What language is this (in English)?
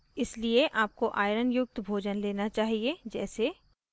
Hindi